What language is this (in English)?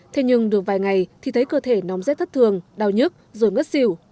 Vietnamese